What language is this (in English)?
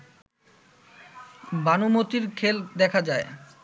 Bangla